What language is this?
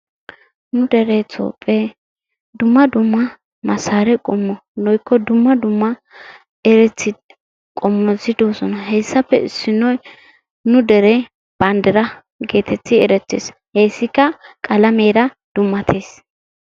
Wolaytta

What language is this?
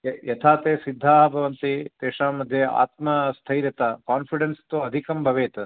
Sanskrit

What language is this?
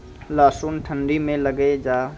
Maithili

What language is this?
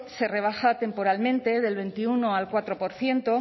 Spanish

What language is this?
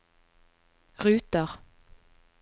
Norwegian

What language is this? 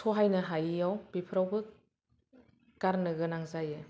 Bodo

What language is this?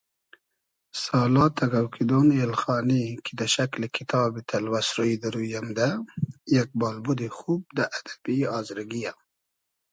Hazaragi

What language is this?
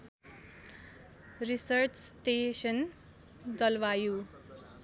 Nepali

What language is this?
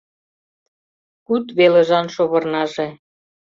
Mari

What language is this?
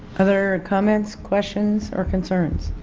English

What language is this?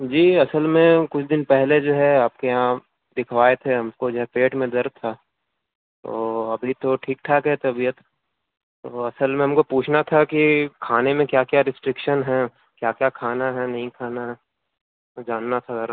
Urdu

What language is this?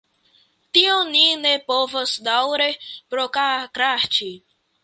Esperanto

